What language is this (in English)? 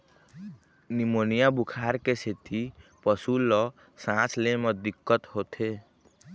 Chhattisgarhi